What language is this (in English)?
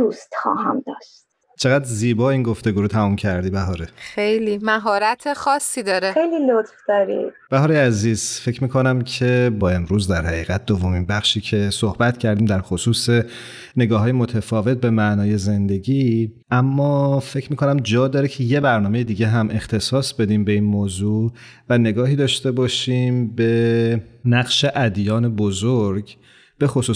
Persian